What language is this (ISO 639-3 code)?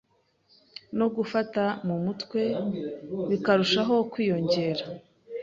kin